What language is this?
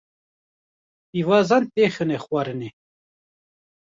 Kurdish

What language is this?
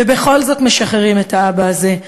Hebrew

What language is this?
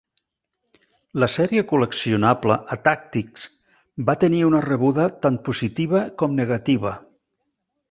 Catalan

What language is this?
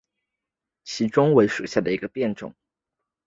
Chinese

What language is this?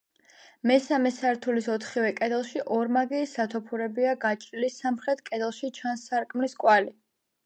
Georgian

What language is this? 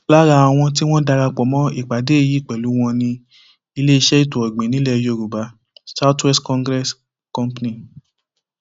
Yoruba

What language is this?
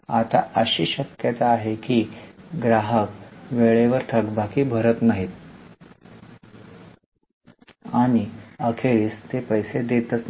Marathi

